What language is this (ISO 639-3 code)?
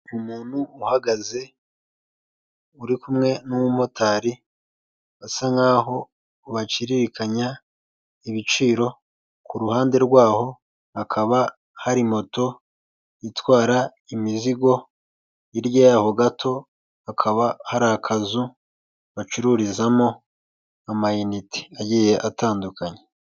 kin